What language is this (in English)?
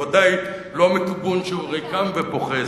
Hebrew